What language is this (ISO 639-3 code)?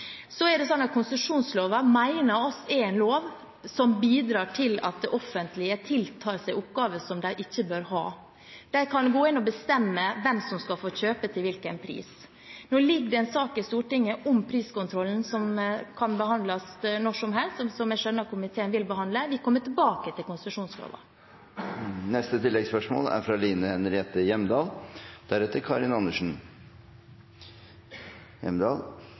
nob